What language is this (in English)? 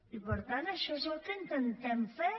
Catalan